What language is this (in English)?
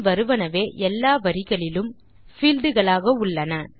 Tamil